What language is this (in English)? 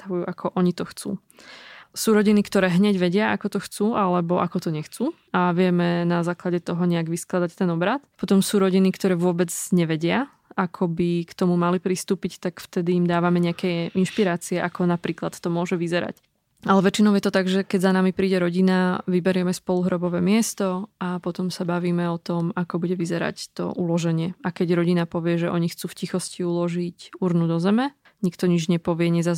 Slovak